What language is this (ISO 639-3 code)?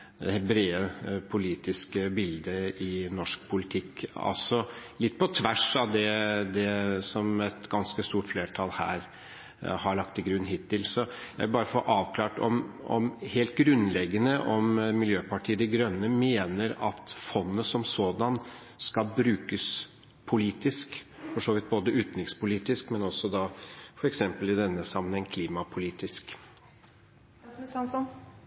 nob